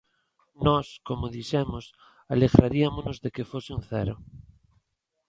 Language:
Galician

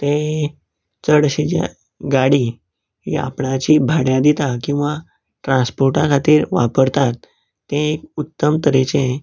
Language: Konkani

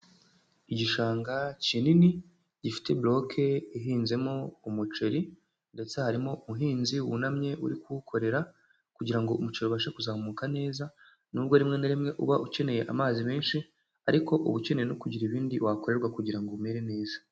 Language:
Kinyarwanda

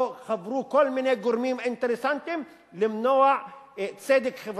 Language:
Hebrew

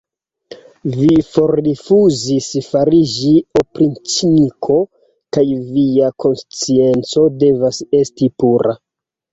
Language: Esperanto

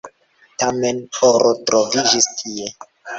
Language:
Esperanto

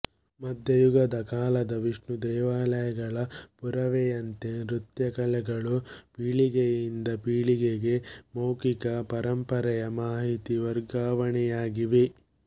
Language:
Kannada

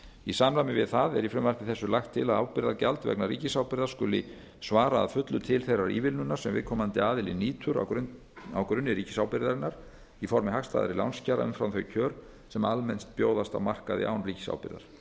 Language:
Icelandic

